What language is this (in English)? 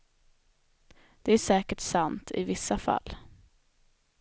Swedish